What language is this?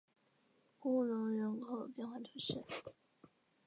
Chinese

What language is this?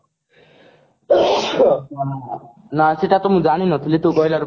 Odia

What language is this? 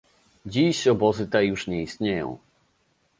Polish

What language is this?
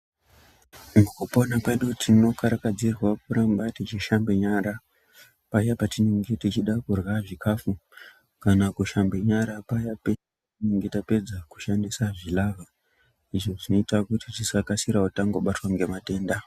Ndau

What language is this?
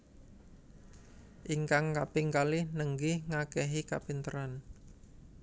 Javanese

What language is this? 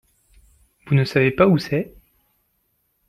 French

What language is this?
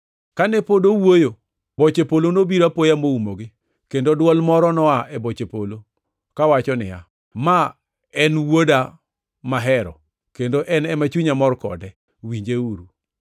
Luo (Kenya and Tanzania)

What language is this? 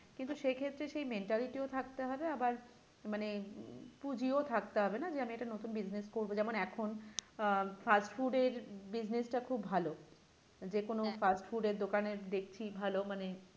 Bangla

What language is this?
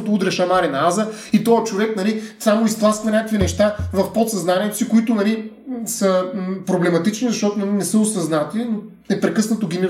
Bulgarian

